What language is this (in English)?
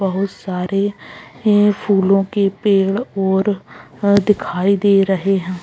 Magahi